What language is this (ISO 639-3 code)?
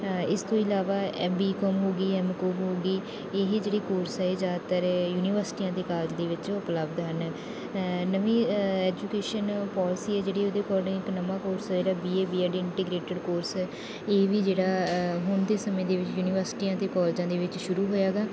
pan